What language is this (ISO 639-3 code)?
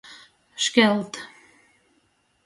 ltg